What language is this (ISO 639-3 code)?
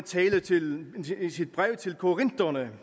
dan